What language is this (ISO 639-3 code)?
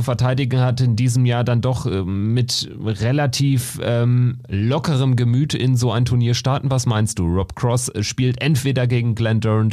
deu